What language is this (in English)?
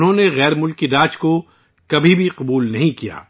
Urdu